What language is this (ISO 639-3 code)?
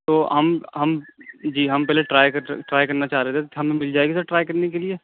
urd